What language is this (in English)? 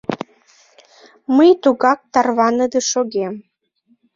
Mari